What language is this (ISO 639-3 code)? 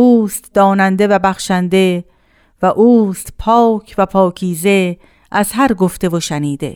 fas